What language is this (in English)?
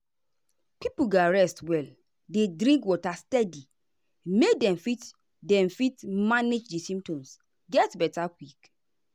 Nigerian Pidgin